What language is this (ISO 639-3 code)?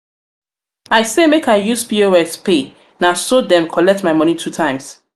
pcm